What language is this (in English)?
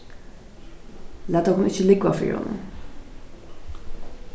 Faroese